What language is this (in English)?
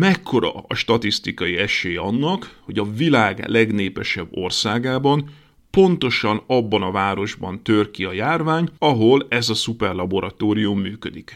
Hungarian